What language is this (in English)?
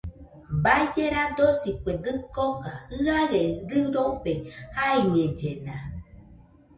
Nüpode Huitoto